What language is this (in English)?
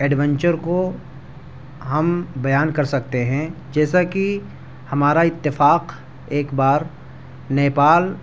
Urdu